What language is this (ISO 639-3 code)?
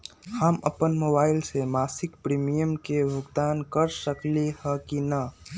mag